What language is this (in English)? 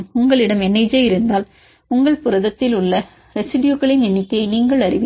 Tamil